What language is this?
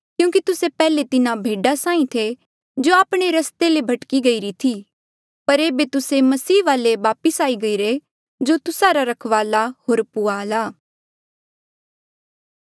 Mandeali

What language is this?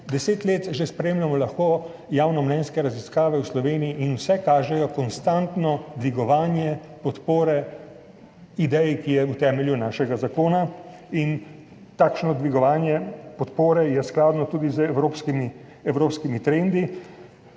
Slovenian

